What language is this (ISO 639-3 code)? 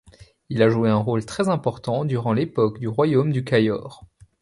fra